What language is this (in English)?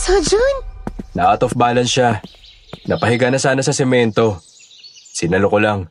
Filipino